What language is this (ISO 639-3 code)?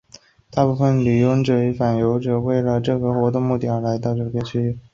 zho